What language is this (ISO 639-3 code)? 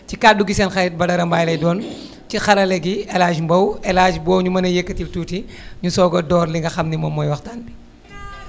wol